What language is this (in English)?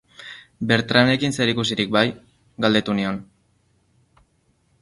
Basque